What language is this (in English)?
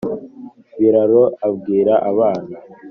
Kinyarwanda